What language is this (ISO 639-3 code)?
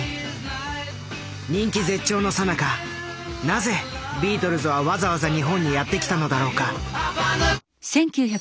jpn